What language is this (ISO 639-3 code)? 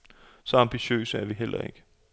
dan